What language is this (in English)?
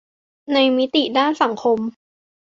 Thai